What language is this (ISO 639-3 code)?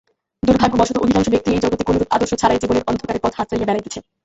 ben